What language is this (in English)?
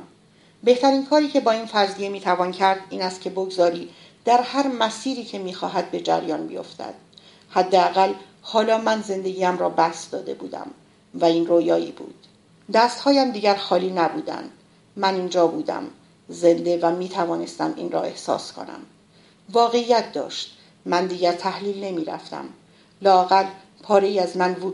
Persian